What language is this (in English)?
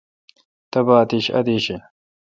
Kalkoti